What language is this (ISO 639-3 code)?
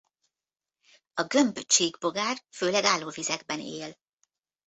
hun